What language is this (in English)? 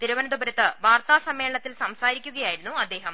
Malayalam